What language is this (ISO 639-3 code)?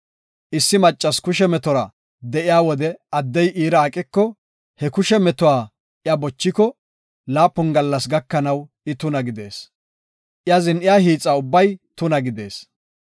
gof